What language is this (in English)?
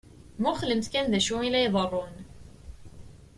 Kabyle